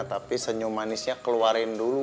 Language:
Indonesian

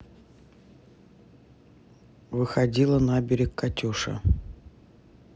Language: Russian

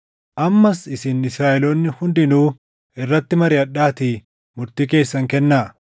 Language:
Oromo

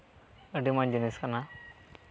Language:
Santali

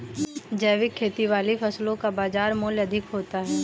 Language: Hindi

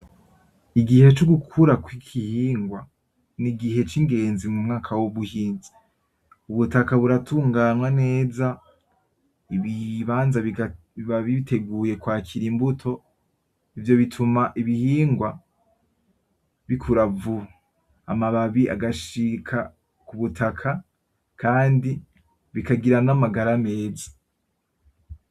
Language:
Rundi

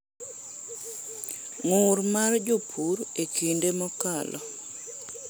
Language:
Luo (Kenya and Tanzania)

